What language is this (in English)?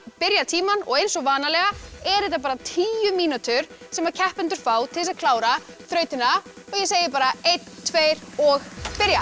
Icelandic